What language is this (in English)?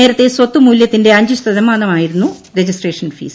Malayalam